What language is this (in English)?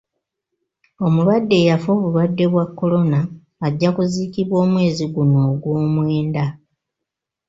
Ganda